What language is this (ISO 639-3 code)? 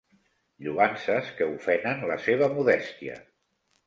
cat